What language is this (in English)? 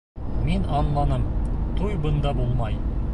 Bashkir